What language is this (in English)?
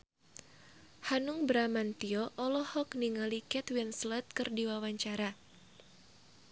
Sundanese